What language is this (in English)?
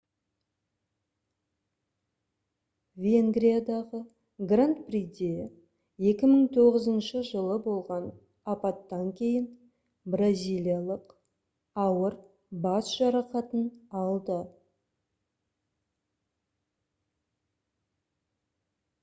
Kazakh